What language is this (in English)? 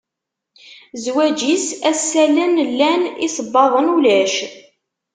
Kabyle